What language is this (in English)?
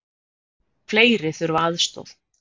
Icelandic